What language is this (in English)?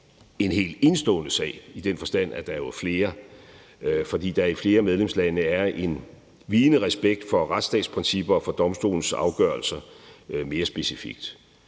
Danish